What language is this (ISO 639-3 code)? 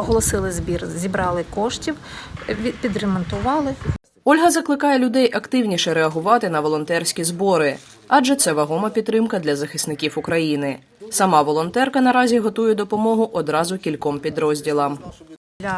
ukr